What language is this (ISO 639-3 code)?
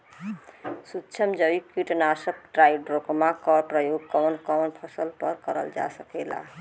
bho